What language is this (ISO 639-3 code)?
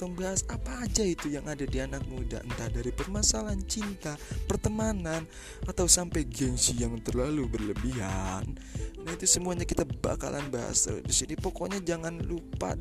ind